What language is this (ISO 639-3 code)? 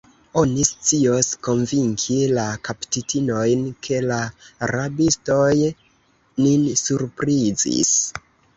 epo